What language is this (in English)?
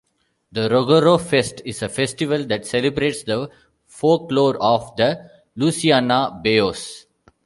English